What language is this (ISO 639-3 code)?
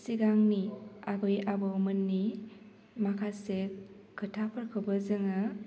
brx